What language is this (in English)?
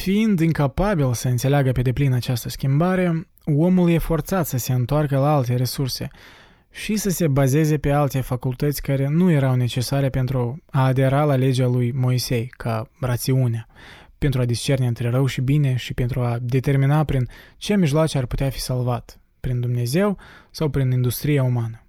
Romanian